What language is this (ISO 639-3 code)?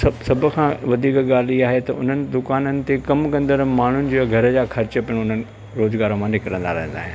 snd